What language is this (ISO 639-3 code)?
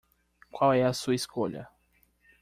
por